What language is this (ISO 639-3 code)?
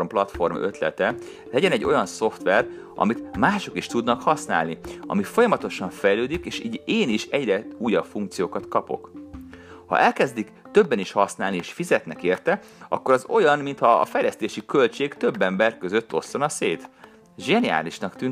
hun